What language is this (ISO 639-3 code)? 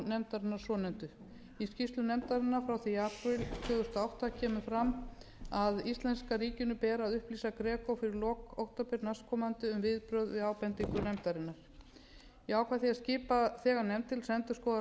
isl